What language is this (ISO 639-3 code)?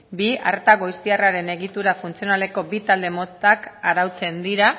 eus